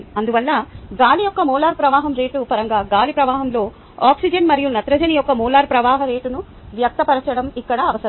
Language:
Telugu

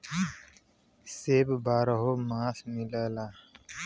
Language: Bhojpuri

